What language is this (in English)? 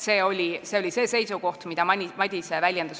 Estonian